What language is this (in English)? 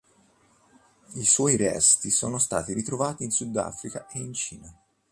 Italian